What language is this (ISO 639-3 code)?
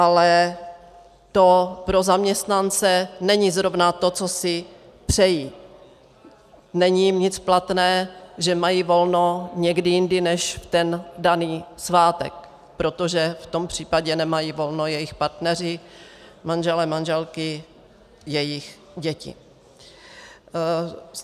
ces